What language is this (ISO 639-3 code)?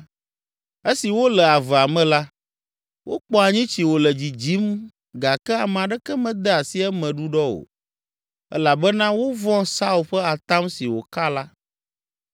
ewe